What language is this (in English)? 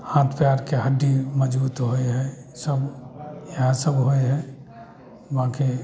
Maithili